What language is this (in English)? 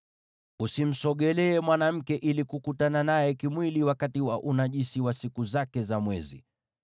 Swahili